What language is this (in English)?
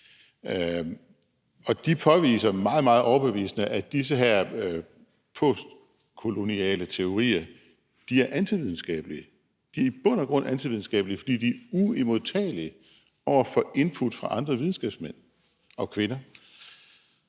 Danish